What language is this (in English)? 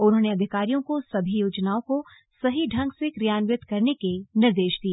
Hindi